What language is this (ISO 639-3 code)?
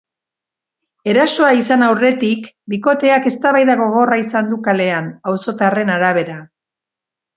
eus